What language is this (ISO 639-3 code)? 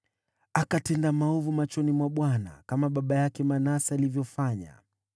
swa